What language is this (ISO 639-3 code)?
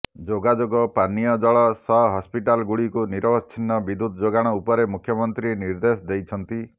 ori